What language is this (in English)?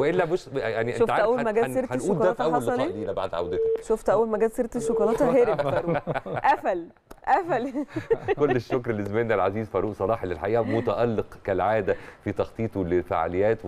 Arabic